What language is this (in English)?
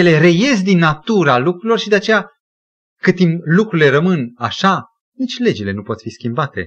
Romanian